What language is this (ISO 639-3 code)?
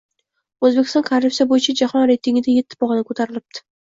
uzb